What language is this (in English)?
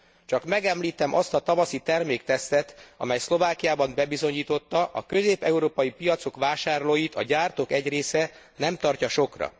Hungarian